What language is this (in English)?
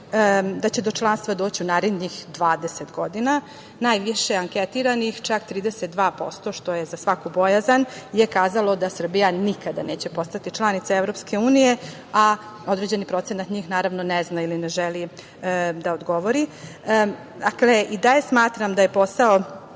Serbian